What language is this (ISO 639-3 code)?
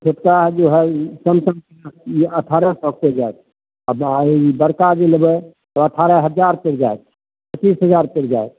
mai